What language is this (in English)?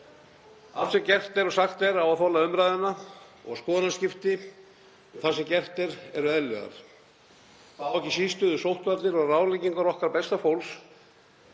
Icelandic